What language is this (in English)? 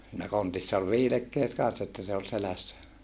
Finnish